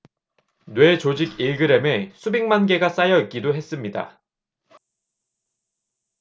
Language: Korean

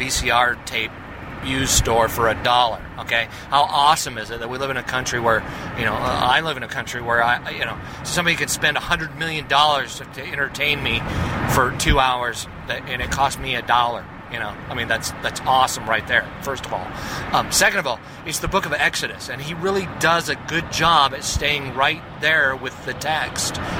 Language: English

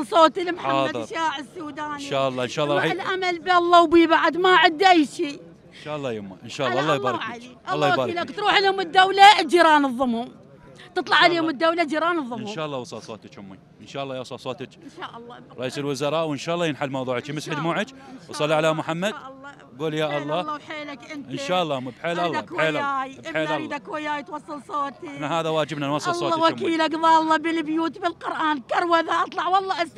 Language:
Arabic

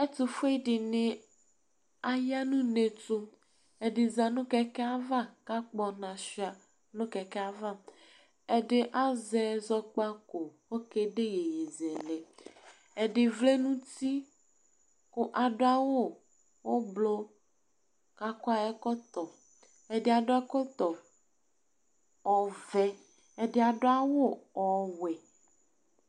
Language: Ikposo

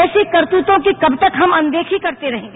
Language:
Hindi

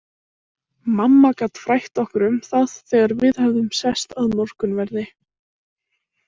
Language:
Icelandic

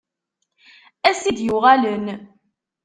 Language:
Kabyle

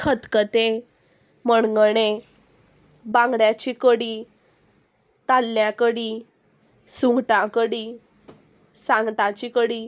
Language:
Konkani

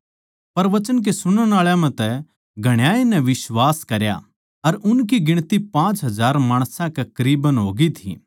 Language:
Haryanvi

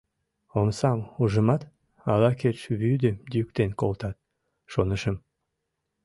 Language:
Mari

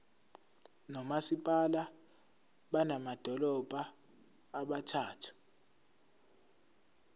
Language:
Zulu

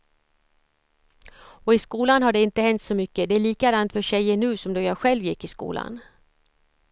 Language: Swedish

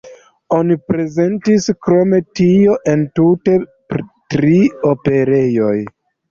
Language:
Esperanto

